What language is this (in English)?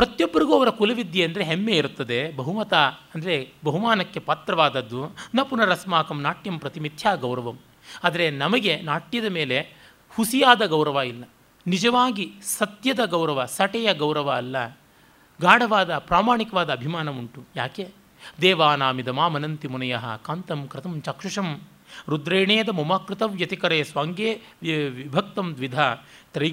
Kannada